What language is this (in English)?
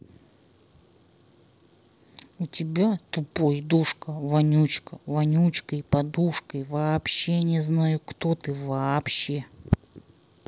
Russian